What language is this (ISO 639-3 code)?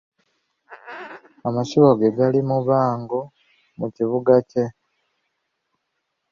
lug